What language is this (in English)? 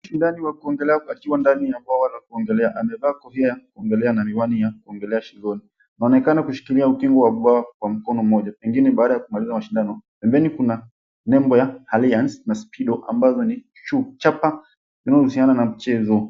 Swahili